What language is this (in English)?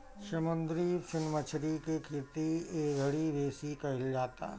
Bhojpuri